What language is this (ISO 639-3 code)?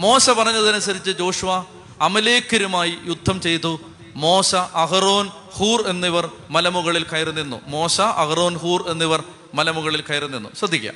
mal